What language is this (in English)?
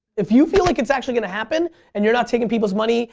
English